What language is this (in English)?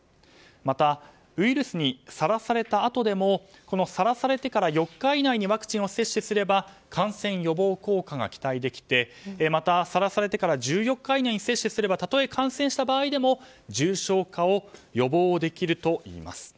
Japanese